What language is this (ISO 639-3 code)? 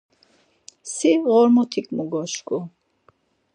lzz